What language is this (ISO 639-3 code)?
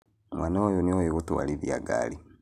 kik